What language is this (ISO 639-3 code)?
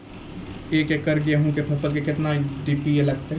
mai